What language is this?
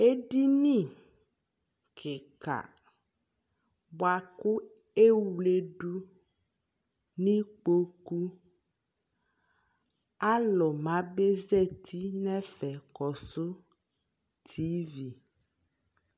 Ikposo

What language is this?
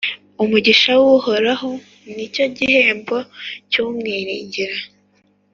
Kinyarwanda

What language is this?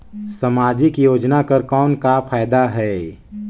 Chhattisgarhi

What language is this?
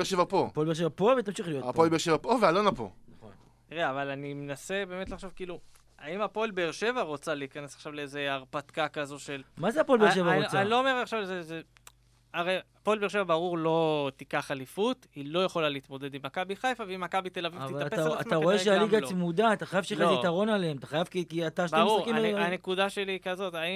Hebrew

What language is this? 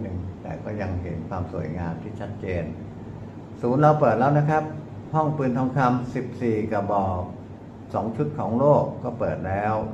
Thai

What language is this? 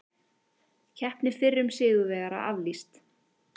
Icelandic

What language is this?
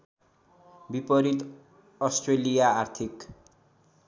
Nepali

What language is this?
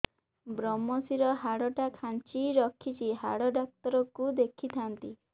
Odia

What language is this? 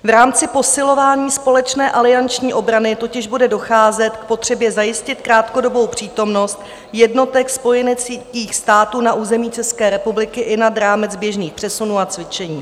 Czech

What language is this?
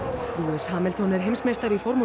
Icelandic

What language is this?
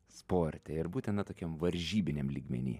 Lithuanian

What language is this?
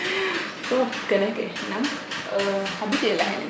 Serer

